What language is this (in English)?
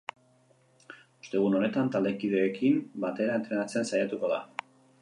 Basque